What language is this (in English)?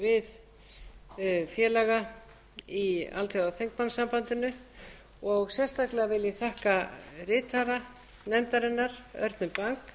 Icelandic